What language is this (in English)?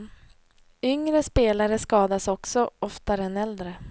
Swedish